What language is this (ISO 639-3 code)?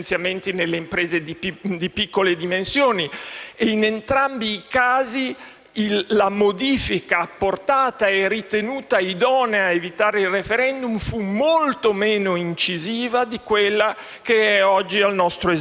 ita